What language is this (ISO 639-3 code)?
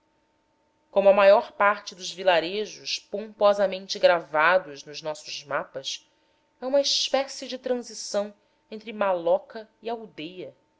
por